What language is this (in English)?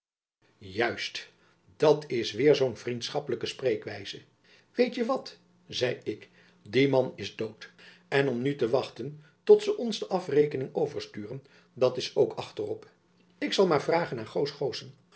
Dutch